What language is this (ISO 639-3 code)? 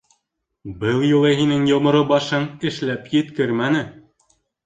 bak